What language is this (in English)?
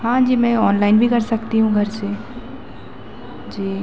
Hindi